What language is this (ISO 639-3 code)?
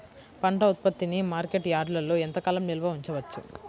tel